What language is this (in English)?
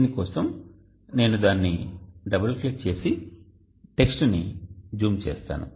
Telugu